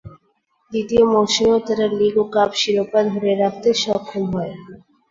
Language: Bangla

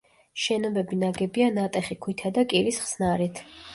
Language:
Georgian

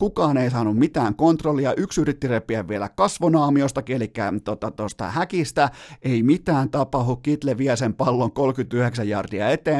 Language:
Finnish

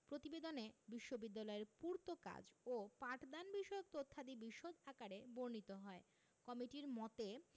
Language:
Bangla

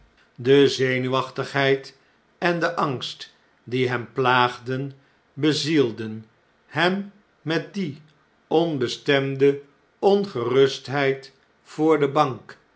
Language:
Dutch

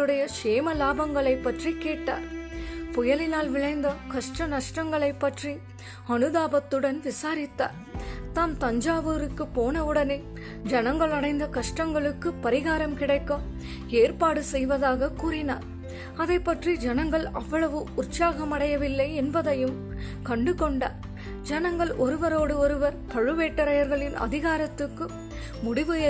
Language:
Tamil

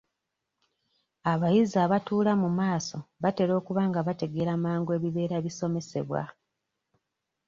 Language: Ganda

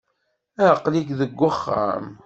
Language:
Kabyle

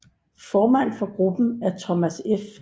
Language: Danish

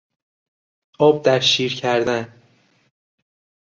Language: Persian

